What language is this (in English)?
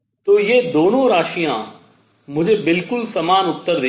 Hindi